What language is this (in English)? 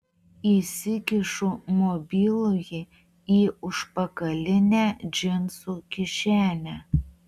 Lithuanian